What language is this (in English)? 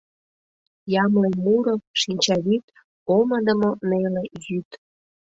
Mari